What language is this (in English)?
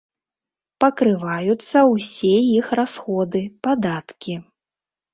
Belarusian